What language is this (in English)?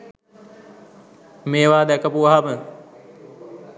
Sinhala